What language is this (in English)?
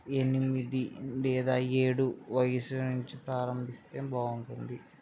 Telugu